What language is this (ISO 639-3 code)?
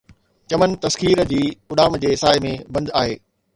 snd